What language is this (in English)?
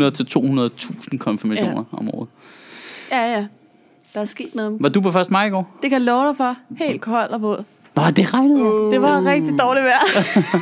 Danish